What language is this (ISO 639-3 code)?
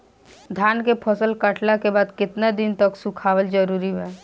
bho